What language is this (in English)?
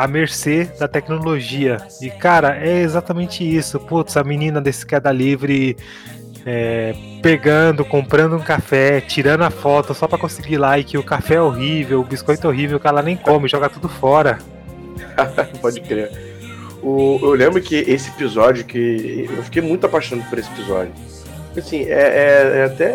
Portuguese